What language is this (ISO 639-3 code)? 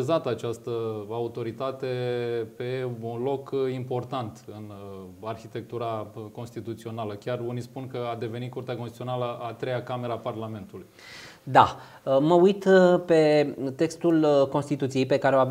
ron